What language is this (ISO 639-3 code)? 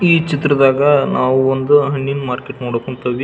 kan